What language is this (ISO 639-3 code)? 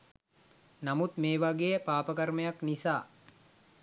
sin